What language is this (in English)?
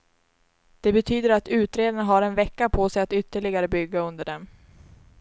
Swedish